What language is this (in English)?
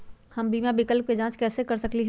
Magahi